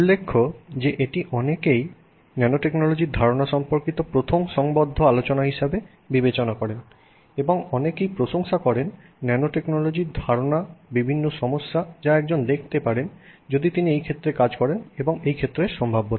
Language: Bangla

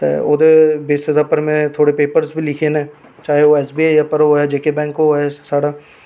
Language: Dogri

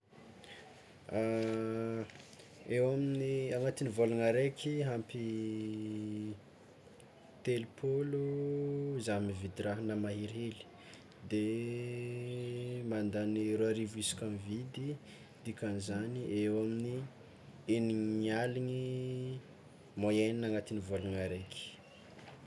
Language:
Tsimihety Malagasy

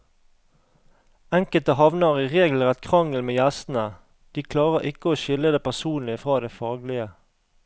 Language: Norwegian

